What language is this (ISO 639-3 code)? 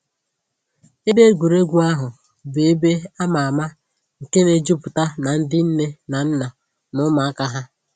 ibo